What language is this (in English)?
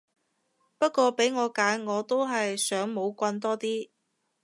Cantonese